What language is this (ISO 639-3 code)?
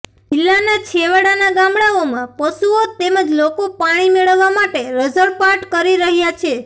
guj